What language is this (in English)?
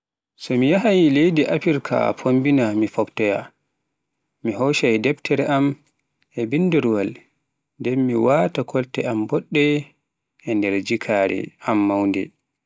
Pular